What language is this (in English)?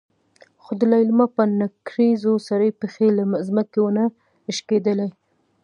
Pashto